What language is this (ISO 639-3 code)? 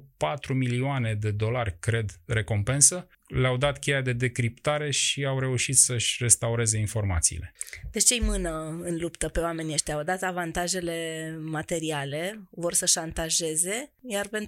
ron